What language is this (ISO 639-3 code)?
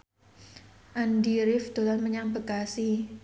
jav